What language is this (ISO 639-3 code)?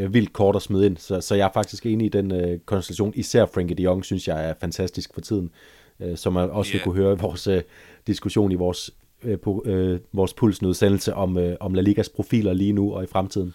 dan